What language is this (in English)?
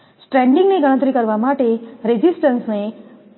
Gujarati